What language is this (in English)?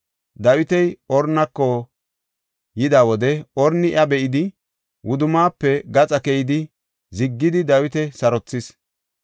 Gofa